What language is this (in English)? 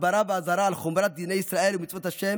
Hebrew